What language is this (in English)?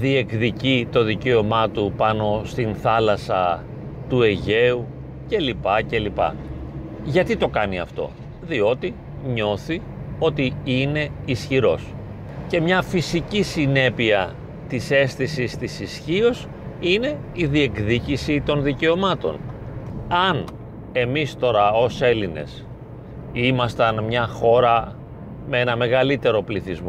Greek